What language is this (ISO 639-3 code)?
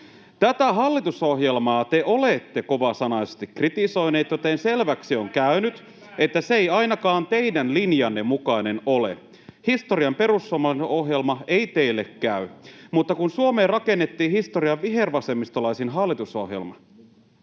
fin